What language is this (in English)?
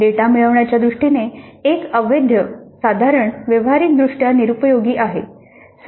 Marathi